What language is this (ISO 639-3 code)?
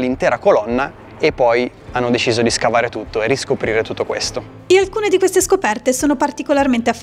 ita